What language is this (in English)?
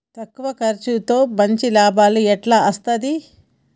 Telugu